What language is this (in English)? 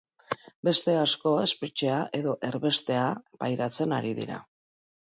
Basque